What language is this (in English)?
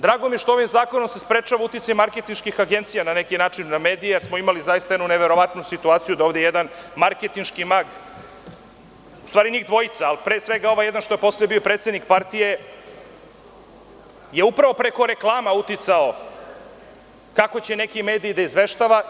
Serbian